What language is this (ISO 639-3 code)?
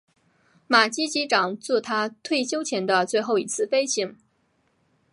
zho